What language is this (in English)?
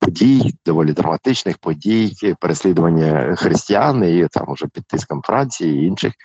Ukrainian